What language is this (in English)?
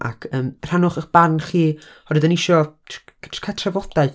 Welsh